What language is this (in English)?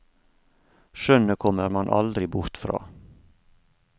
Norwegian